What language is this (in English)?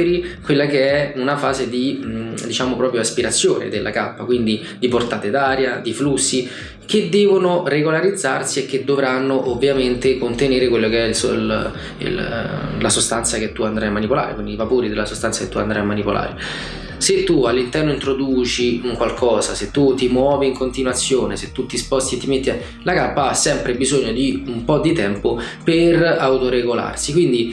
Italian